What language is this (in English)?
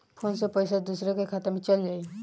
Bhojpuri